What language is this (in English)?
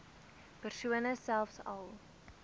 Afrikaans